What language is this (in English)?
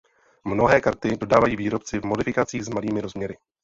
Czech